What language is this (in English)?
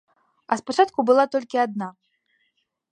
Belarusian